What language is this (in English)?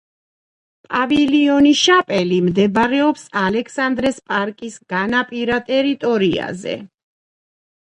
Georgian